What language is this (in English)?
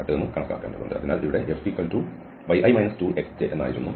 Malayalam